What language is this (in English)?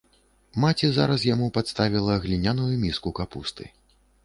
Belarusian